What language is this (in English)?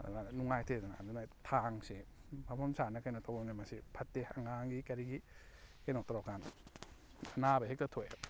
Manipuri